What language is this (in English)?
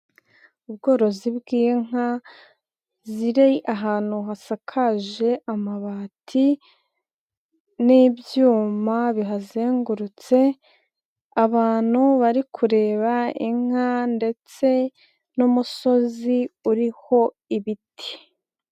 Kinyarwanda